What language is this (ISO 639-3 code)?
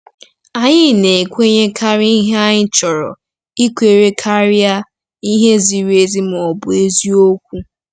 ibo